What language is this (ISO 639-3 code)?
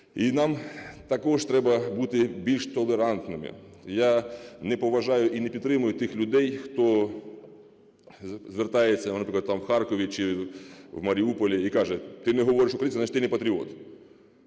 ukr